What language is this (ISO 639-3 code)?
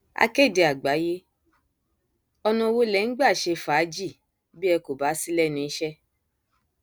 yor